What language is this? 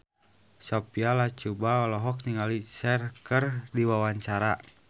Sundanese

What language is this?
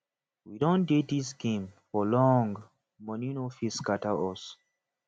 Nigerian Pidgin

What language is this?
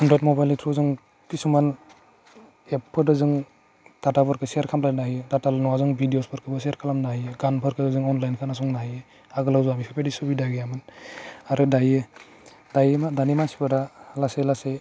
Bodo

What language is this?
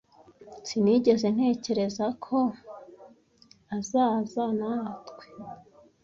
Kinyarwanda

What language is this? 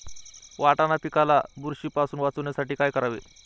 Marathi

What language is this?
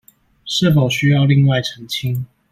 Chinese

